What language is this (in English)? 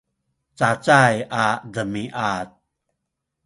Sakizaya